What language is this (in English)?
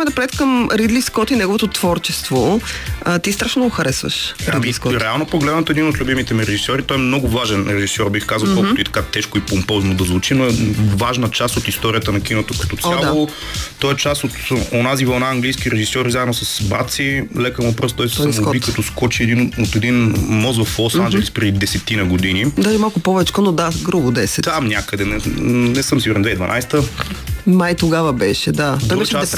Bulgarian